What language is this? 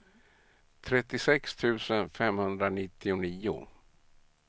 Swedish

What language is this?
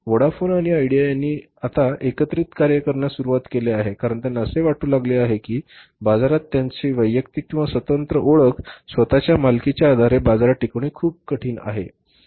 Marathi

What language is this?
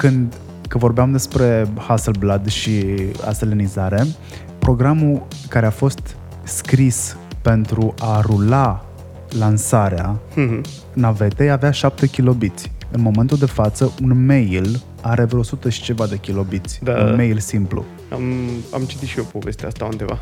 Romanian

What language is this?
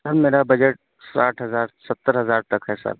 Urdu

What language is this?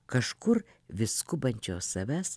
Lithuanian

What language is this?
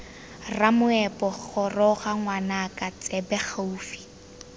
Tswana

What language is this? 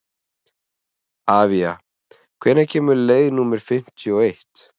Icelandic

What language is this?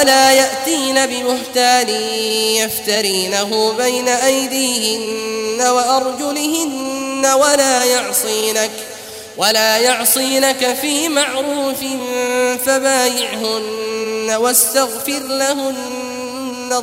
Arabic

